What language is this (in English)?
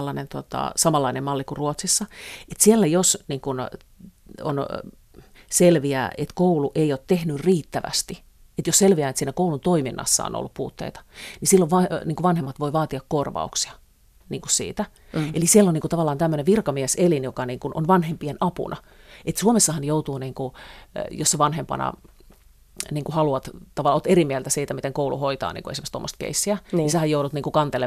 Finnish